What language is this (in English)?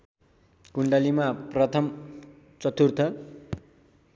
Nepali